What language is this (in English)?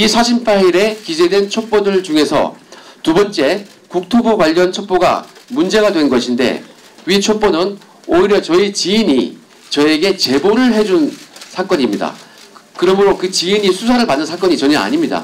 Korean